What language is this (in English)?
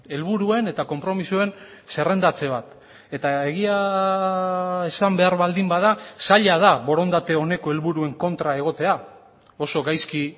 Basque